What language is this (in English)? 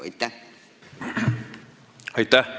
Estonian